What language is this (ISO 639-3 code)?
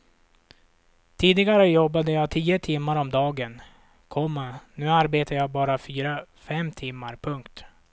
swe